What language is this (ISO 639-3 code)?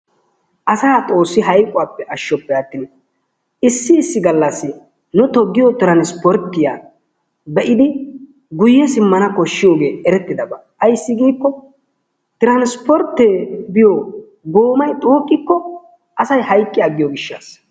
wal